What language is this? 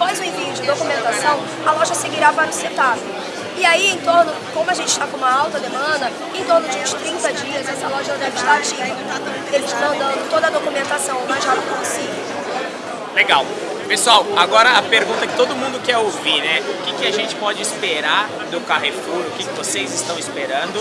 Portuguese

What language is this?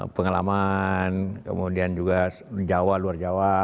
Indonesian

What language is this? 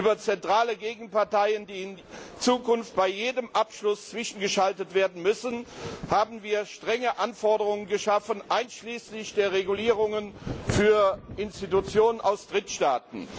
German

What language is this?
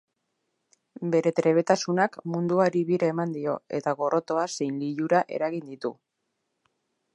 Basque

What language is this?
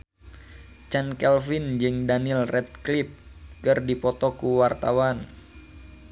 Sundanese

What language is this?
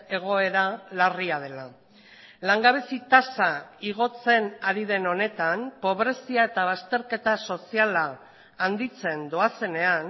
Basque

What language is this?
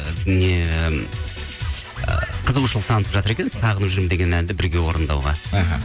Kazakh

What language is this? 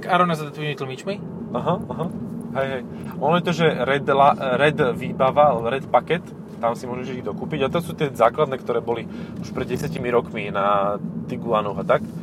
Slovak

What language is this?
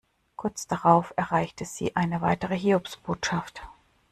German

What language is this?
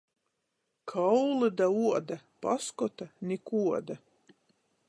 Latgalian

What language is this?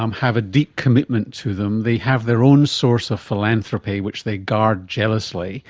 English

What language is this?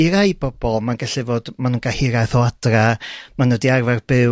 Welsh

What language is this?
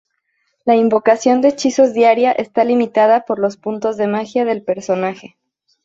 Spanish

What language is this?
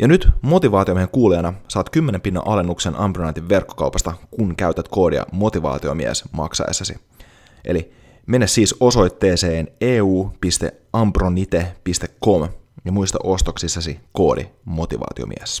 Finnish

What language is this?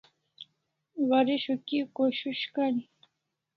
Kalasha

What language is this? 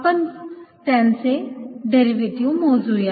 Marathi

